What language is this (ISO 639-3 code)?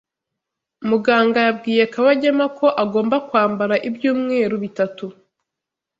kin